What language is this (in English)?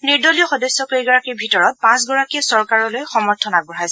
Assamese